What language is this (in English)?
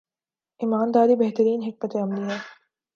Urdu